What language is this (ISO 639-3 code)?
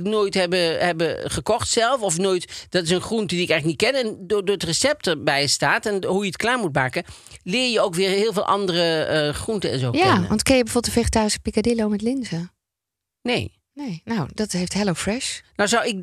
nld